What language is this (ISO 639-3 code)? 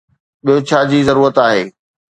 snd